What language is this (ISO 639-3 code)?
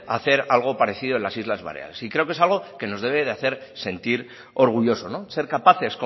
spa